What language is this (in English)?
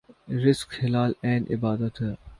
Urdu